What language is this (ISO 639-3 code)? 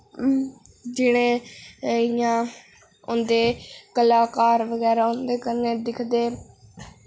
doi